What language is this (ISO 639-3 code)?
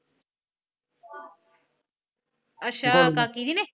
pan